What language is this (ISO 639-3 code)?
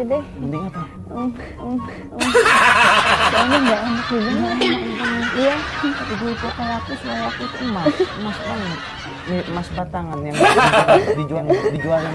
ind